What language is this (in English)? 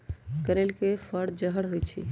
Magahi